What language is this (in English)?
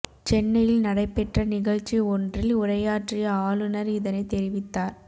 Tamil